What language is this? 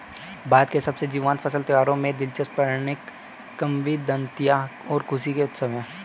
Hindi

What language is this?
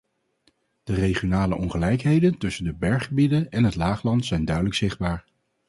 Dutch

